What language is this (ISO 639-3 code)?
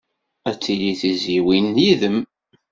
kab